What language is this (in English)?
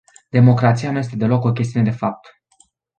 Romanian